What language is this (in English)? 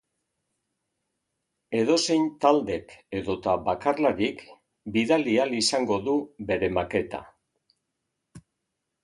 Basque